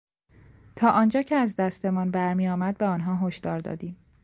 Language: Persian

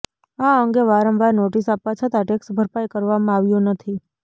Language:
Gujarati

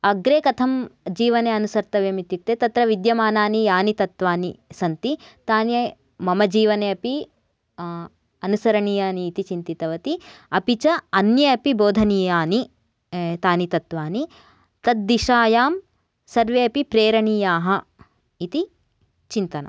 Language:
Sanskrit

